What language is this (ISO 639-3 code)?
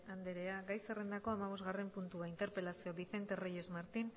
eus